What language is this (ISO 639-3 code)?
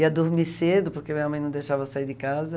por